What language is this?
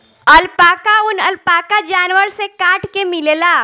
Bhojpuri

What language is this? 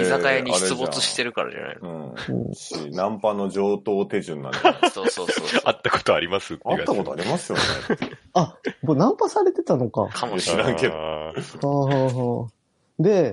Japanese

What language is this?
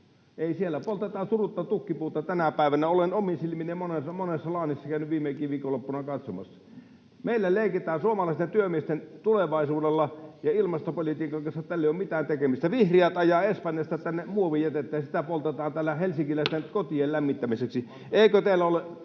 Finnish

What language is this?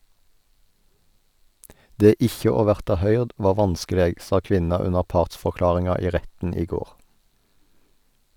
Norwegian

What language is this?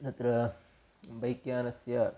Sanskrit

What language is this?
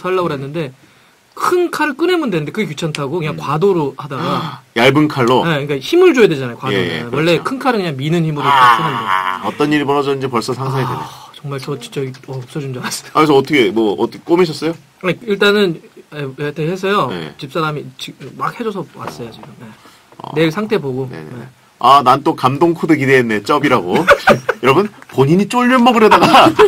Korean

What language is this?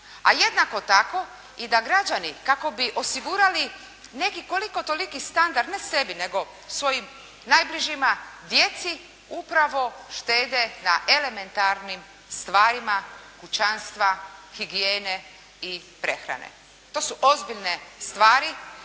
Croatian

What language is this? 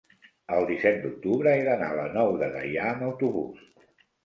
Catalan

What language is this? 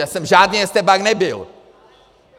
Czech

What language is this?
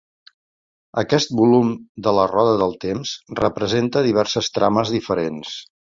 Catalan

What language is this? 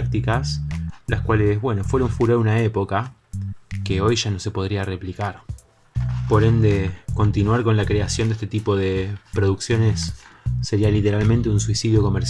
Spanish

